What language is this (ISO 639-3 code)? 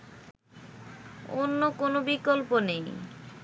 ben